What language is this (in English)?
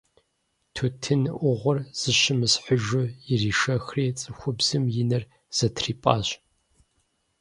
Kabardian